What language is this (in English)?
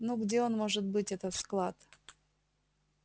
Russian